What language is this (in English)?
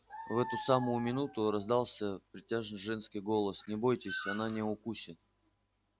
Russian